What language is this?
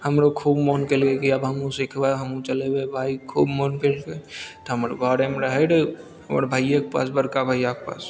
Maithili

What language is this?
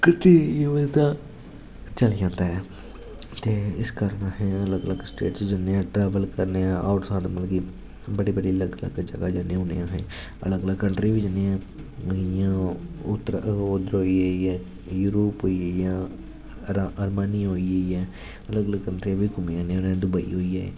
Dogri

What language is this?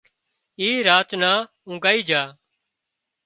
Wadiyara Koli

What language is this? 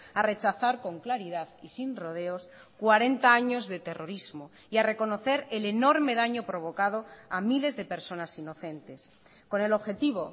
Spanish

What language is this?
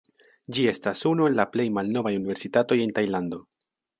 Esperanto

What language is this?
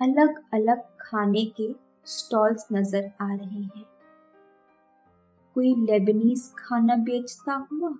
Hindi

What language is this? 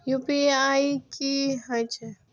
Maithili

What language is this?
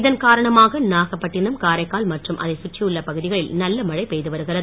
Tamil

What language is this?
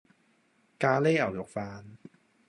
Cantonese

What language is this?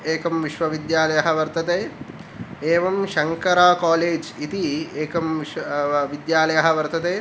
Sanskrit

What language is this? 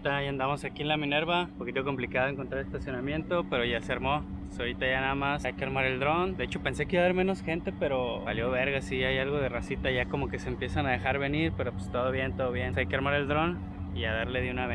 Spanish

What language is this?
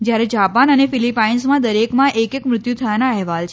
Gujarati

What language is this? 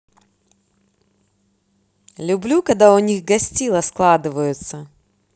Russian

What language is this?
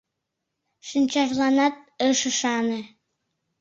Mari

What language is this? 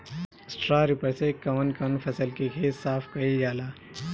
Bhojpuri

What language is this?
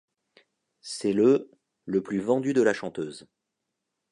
French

